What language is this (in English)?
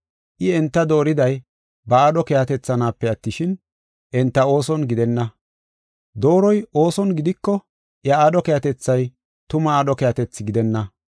Gofa